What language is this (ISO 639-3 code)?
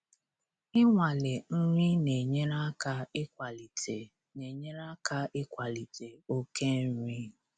ibo